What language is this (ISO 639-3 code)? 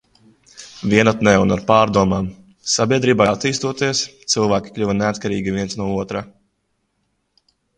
lav